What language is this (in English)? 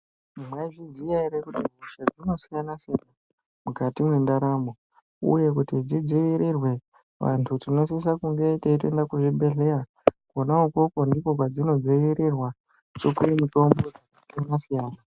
Ndau